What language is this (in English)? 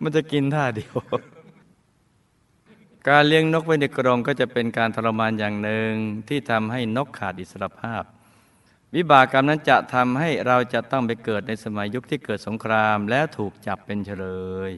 Thai